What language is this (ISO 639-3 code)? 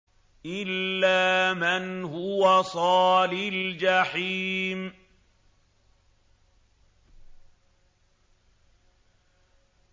ara